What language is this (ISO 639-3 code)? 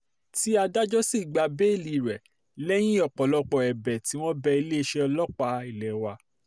yor